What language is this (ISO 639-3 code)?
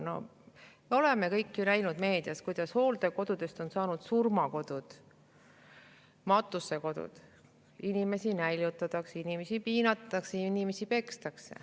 est